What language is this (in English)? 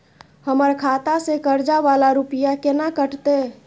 Maithili